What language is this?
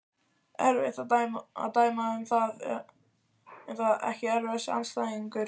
Icelandic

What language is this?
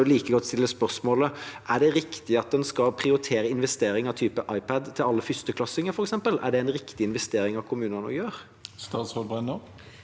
Norwegian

